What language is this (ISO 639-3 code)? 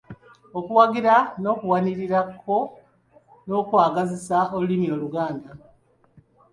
lug